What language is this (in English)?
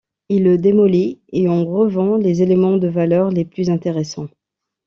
French